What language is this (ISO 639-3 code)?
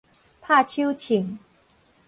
nan